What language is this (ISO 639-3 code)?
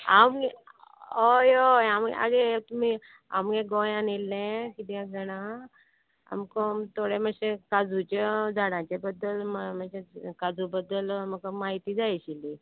kok